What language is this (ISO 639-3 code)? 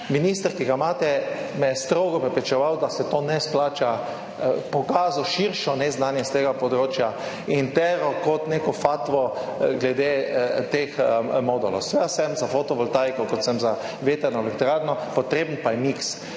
slv